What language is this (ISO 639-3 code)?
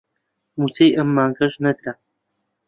ckb